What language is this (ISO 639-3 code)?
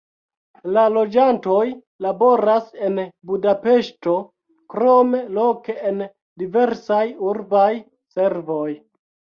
epo